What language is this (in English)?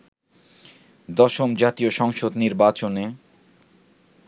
Bangla